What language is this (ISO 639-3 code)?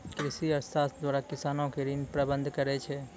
mai